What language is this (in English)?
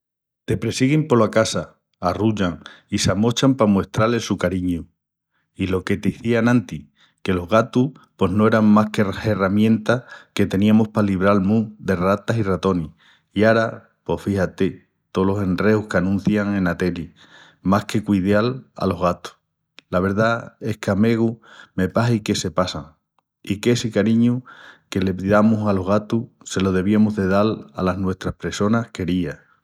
Extremaduran